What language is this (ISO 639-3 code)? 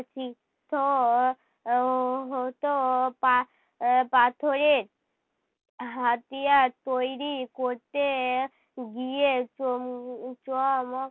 ben